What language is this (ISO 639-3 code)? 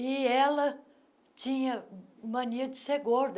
por